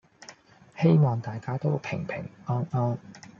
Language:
Cantonese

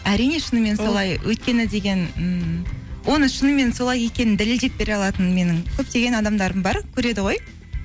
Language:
Kazakh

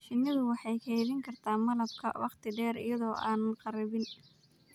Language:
Somali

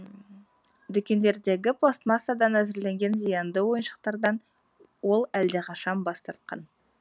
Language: Kazakh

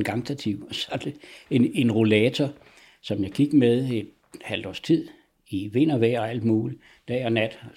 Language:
Danish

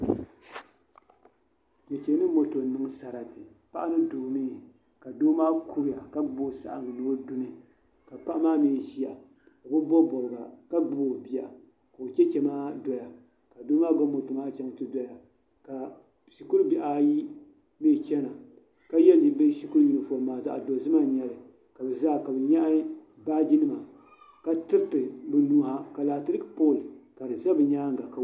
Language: Dagbani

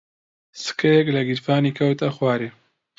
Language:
Central Kurdish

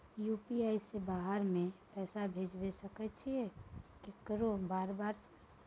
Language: Maithili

